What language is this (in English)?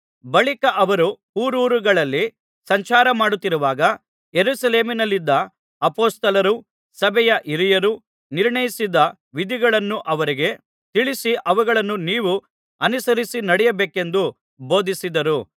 Kannada